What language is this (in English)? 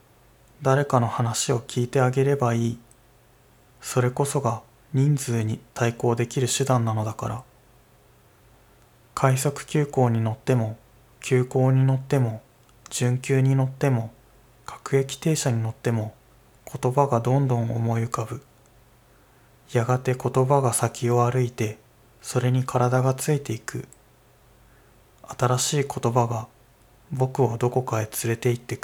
Japanese